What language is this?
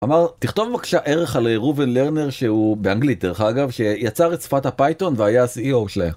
Hebrew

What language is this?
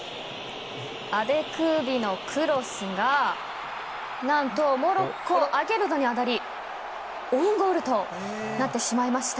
Japanese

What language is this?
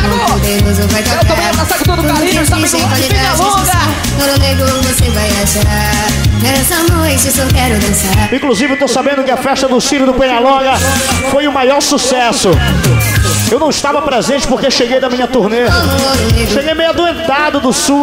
Portuguese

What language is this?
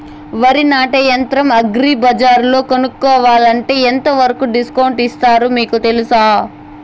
Telugu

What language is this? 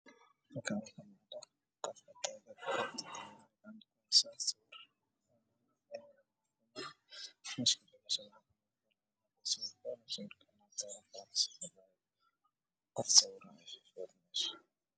Somali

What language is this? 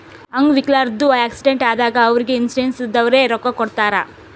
Kannada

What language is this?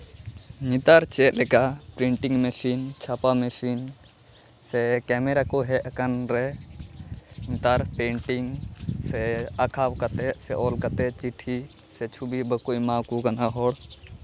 Santali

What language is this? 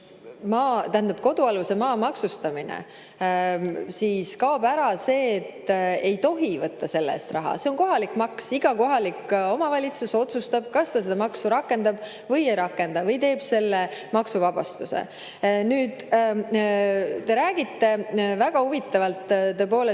Estonian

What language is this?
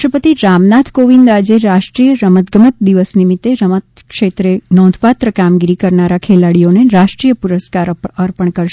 Gujarati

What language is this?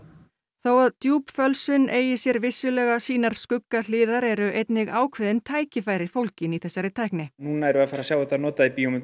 Icelandic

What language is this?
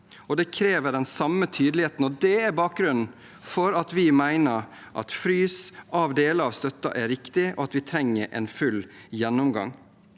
Norwegian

